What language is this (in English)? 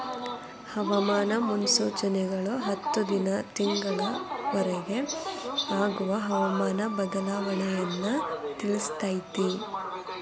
Kannada